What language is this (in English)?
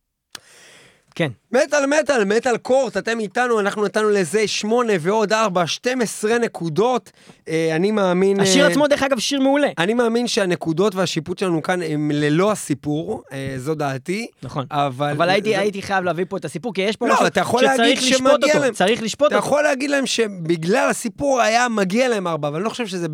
Hebrew